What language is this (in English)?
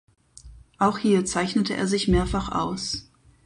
German